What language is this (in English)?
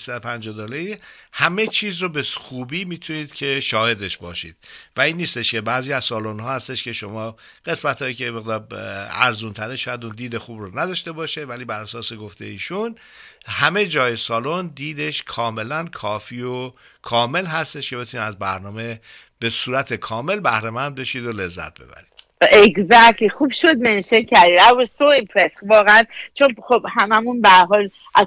Persian